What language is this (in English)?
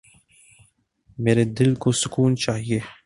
Urdu